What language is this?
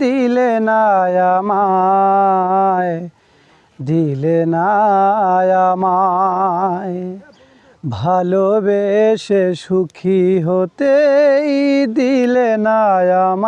Bangla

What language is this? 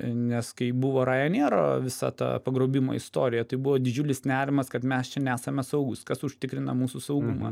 Lithuanian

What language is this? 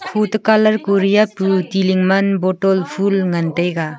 Wancho Naga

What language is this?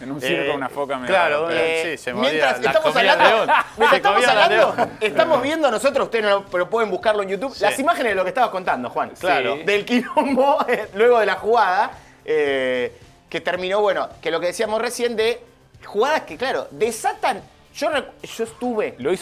Spanish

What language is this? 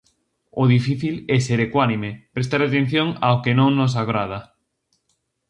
Galician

